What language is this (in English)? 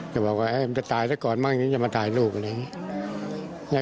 Thai